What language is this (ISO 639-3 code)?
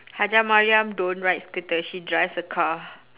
eng